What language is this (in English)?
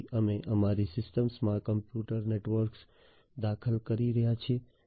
Gujarati